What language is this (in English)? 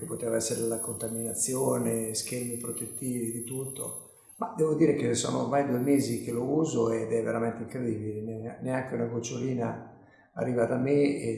Italian